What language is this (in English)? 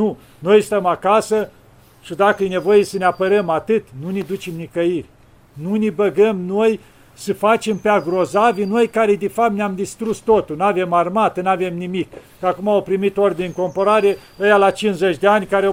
Romanian